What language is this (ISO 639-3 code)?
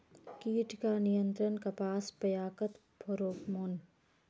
mag